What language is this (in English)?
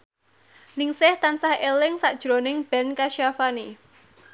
Javanese